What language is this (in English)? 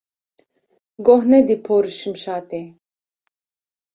Kurdish